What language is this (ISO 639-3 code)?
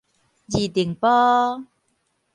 nan